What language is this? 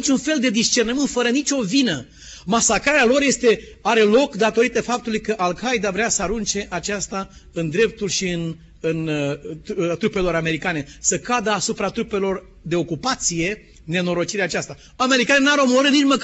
Romanian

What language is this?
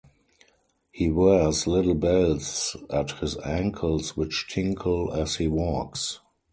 English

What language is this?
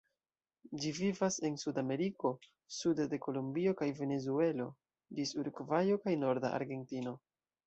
Esperanto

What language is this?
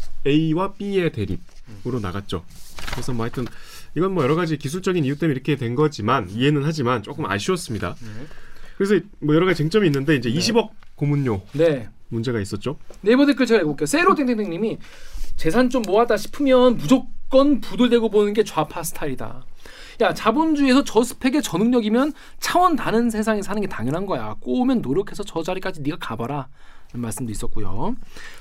Korean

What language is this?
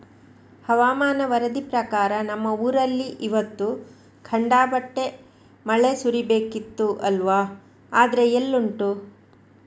Kannada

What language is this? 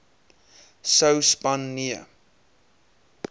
Afrikaans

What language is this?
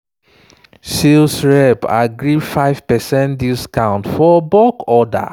Nigerian Pidgin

